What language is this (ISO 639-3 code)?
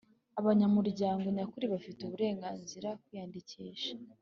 kin